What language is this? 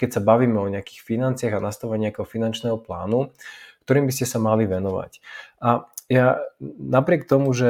Slovak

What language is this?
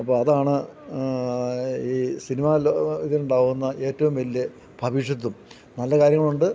Malayalam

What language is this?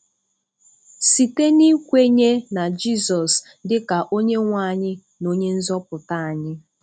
Igbo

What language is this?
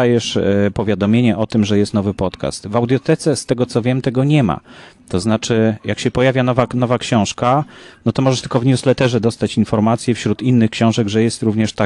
Polish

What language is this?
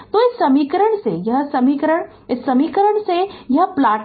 Hindi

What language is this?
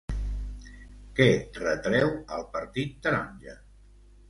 Catalan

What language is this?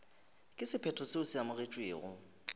Northern Sotho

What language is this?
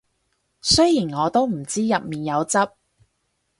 Cantonese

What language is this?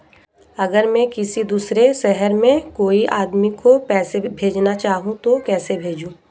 Hindi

